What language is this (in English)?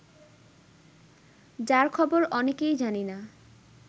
Bangla